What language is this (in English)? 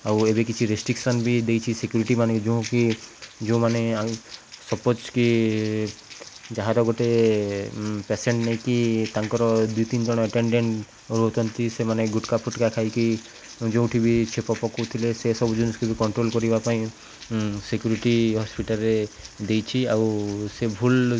Odia